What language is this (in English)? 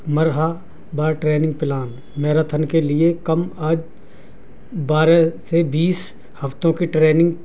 Urdu